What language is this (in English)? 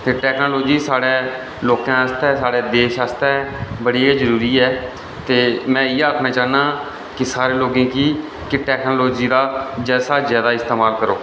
Dogri